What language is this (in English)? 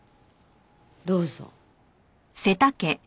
Japanese